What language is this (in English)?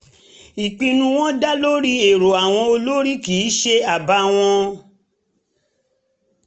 Yoruba